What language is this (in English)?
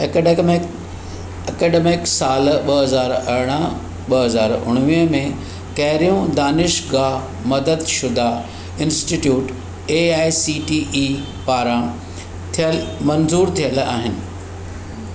Sindhi